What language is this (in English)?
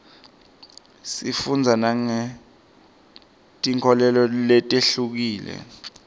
Swati